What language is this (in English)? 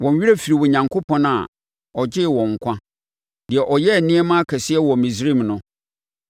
Akan